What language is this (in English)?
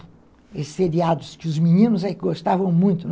Portuguese